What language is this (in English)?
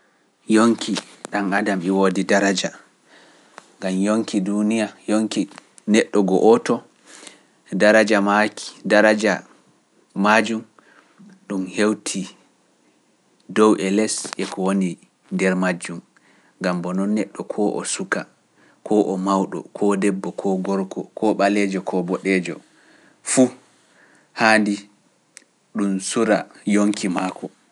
Pular